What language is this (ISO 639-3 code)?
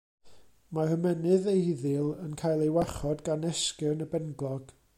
cym